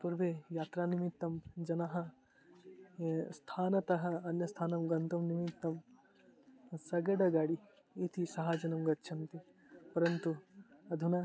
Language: Sanskrit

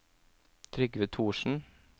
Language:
Norwegian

